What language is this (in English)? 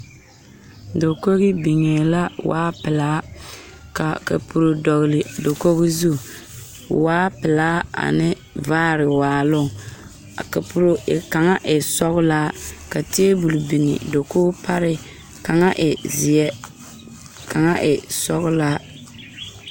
Southern Dagaare